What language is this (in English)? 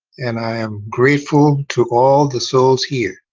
English